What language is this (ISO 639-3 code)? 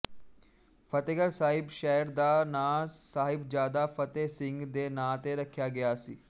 pan